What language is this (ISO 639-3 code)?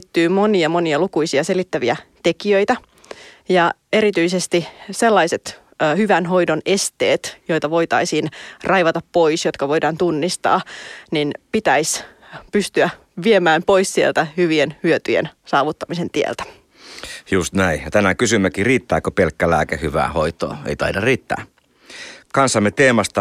fin